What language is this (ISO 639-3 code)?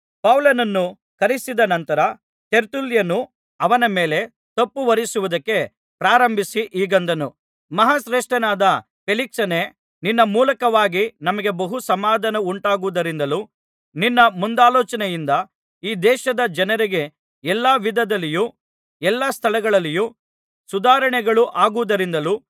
kan